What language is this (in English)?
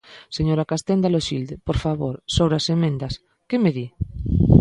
Galician